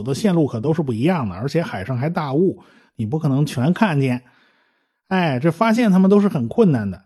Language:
Chinese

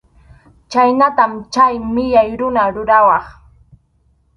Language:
Arequipa-La Unión Quechua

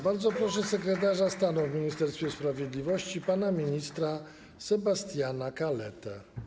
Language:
Polish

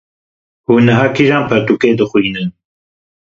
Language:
Kurdish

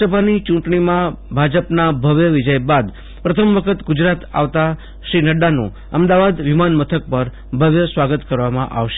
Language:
Gujarati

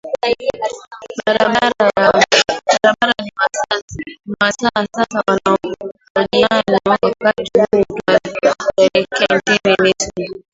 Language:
Swahili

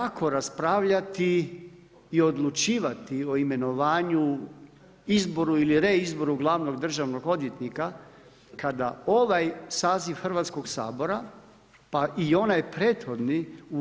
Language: Croatian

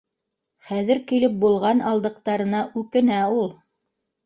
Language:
Bashkir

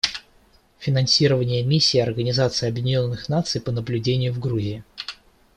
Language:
Russian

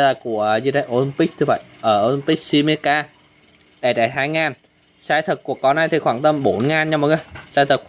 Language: Vietnamese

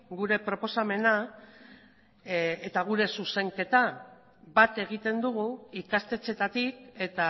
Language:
Basque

